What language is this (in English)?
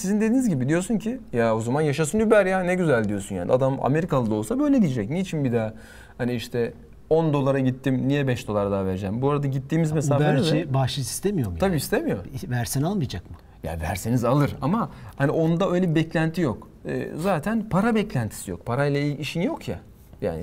Turkish